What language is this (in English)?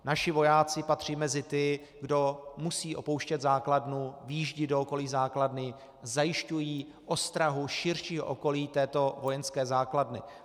Czech